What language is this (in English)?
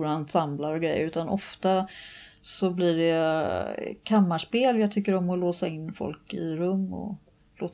Swedish